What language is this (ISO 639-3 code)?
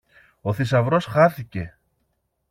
ell